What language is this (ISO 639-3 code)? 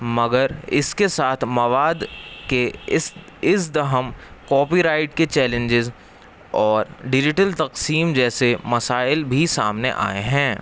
urd